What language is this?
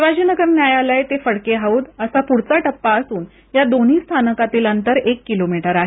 Marathi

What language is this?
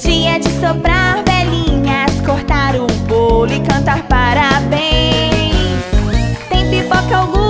Portuguese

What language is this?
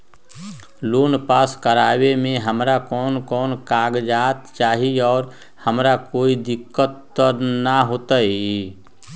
Magahi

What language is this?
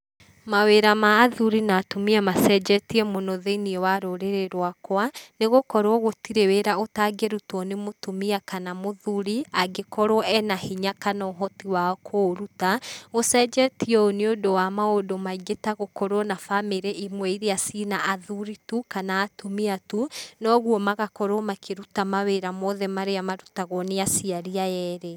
Kikuyu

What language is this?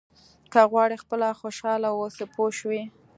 Pashto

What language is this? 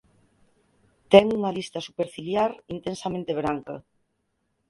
Galician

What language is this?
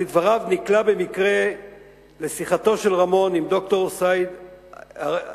Hebrew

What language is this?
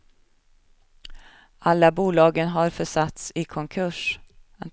Swedish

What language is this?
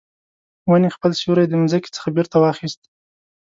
Pashto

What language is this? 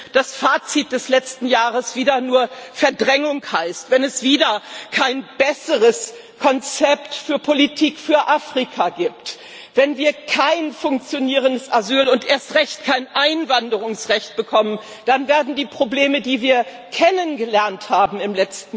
German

